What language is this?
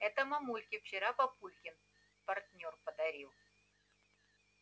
Russian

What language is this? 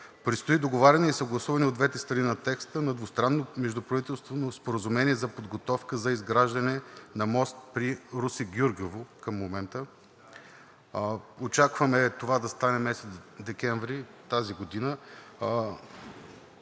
Bulgarian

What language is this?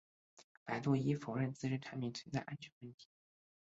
Chinese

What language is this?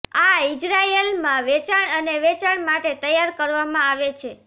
Gujarati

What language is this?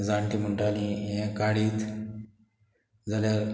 Konkani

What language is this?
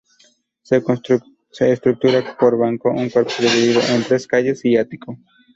Spanish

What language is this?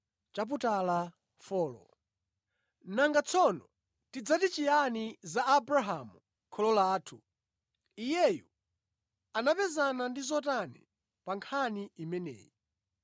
Nyanja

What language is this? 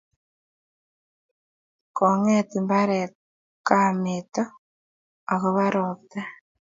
Kalenjin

